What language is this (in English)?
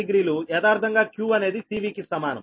Telugu